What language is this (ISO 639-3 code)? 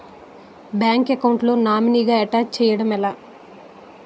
tel